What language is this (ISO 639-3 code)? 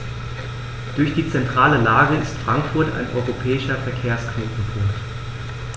deu